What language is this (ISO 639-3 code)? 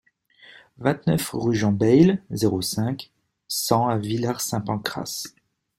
fra